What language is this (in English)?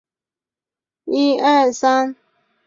Chinese